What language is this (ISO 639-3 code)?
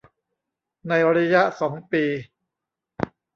tha